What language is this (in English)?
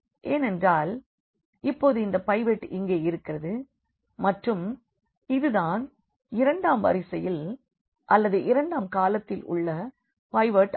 Tamil